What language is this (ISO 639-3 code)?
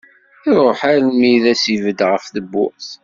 kab